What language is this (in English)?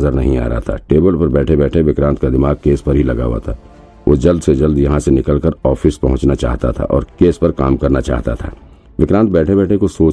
Hindi